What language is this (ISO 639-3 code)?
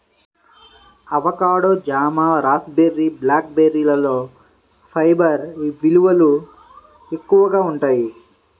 tel